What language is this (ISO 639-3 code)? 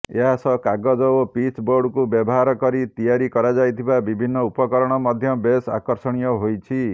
ori